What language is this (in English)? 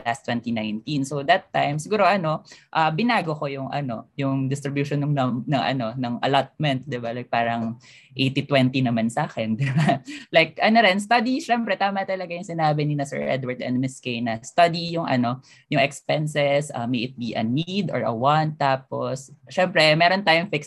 Filipino